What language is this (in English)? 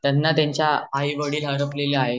Marathi